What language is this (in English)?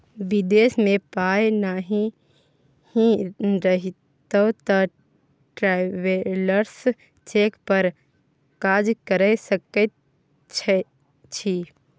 Maithili